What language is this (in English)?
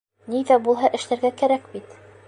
Bashkir